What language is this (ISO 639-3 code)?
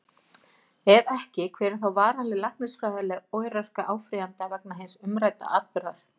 isl